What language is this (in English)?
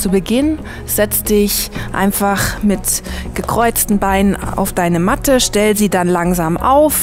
German